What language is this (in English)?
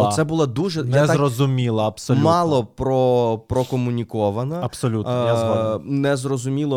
Ukrainian